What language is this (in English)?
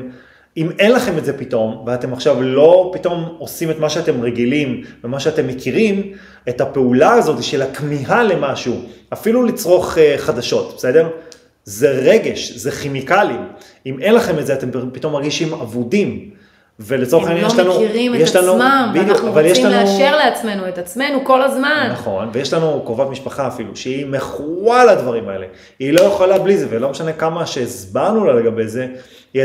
Hebrew